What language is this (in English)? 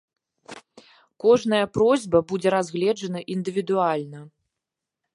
Belarusian